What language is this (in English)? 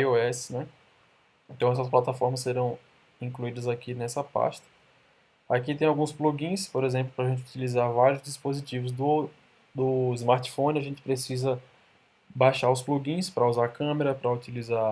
Portuguese